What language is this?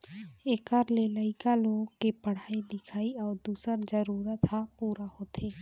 Chhattisgarhi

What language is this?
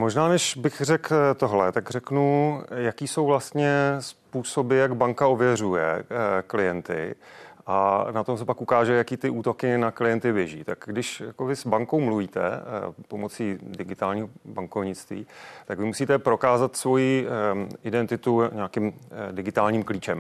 Czech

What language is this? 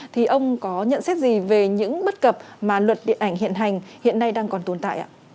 Vietnamese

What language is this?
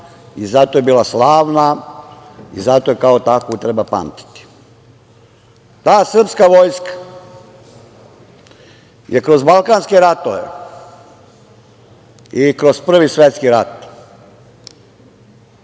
Serbian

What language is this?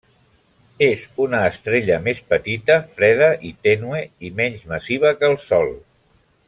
Catalan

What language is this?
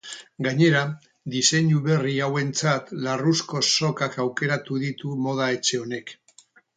Basque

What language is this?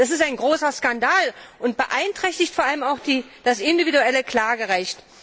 German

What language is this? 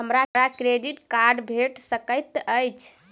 Maithili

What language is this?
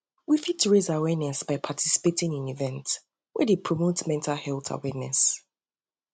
Nigerian Pidgin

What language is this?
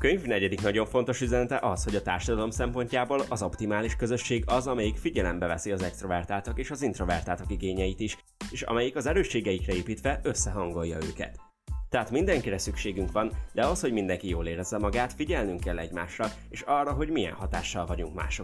Hungarian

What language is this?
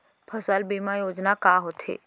Chhattisgarhi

